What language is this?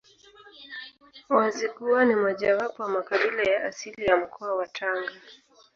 Swahili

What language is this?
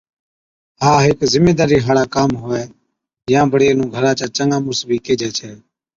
Od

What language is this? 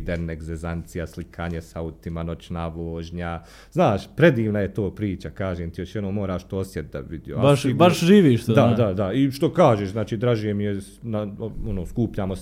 Croatian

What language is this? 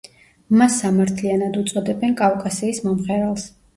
Georgian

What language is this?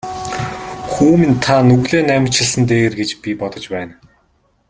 Mongolian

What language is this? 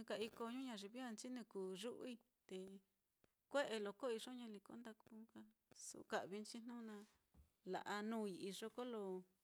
Mitlatongo Mixtec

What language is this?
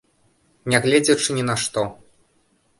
Belarusian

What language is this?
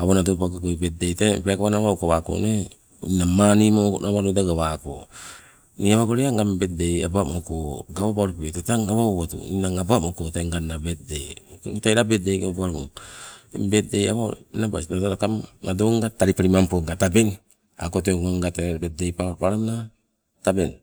Sibe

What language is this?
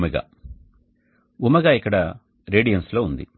Telugu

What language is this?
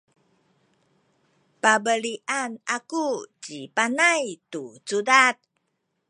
Sakizaya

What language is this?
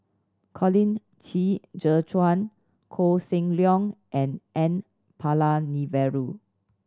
English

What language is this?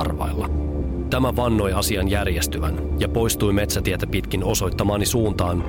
Finnish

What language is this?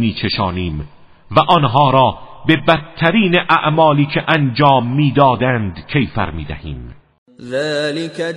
Persian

